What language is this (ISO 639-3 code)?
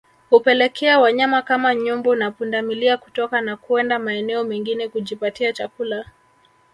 swa